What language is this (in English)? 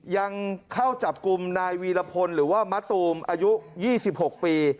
Thai